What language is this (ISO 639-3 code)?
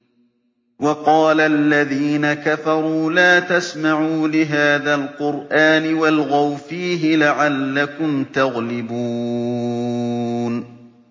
ara